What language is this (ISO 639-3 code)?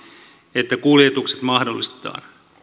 fin